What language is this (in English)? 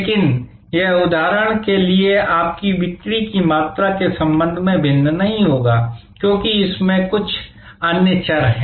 Hindi